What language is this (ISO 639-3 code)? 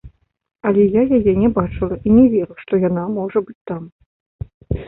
bel